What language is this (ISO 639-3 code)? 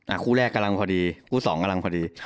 tha